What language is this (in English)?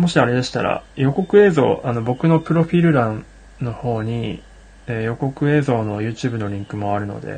Japanese